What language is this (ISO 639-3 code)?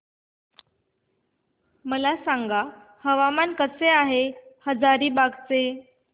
mar